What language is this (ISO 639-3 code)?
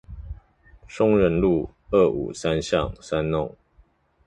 zho